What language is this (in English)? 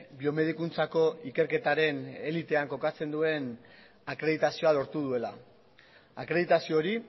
Basque